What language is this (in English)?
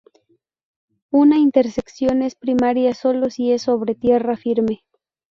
Spanish